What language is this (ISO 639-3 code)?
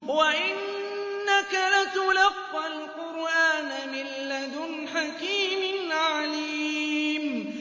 ara